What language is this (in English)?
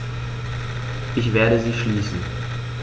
German